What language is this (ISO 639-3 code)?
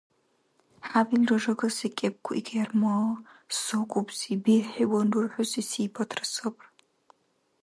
dar